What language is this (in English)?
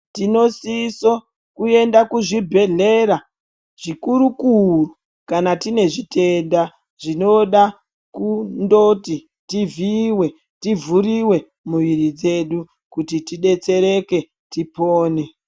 Ndau